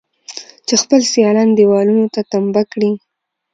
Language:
Pashto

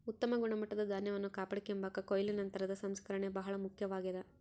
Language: Kannada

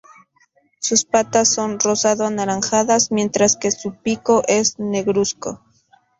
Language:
Spanish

